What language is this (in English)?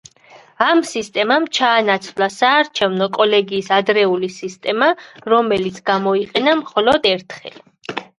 Georgian